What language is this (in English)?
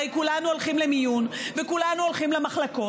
Hebrew